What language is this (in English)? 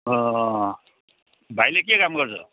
Nepali